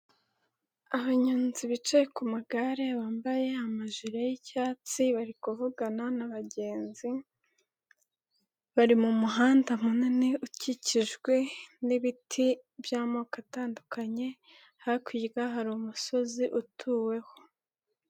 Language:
Kinyarwanda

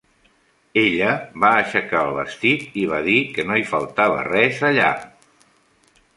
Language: Catalan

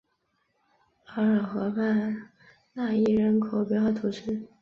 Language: Chinese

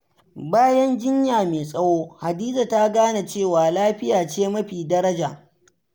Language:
Hausa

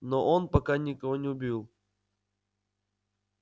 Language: Russian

